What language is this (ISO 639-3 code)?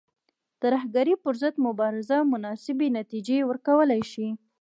pus